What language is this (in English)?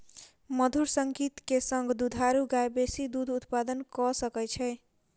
Maithili